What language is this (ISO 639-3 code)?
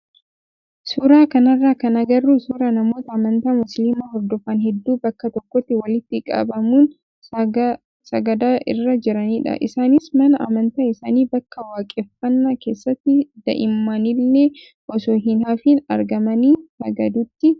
orm